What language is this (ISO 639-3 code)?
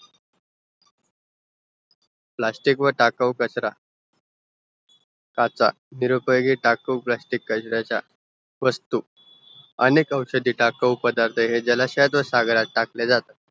mar